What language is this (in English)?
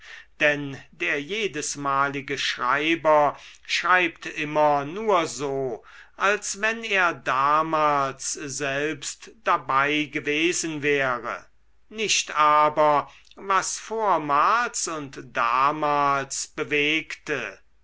German